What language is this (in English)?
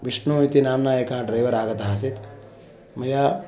Sanskrit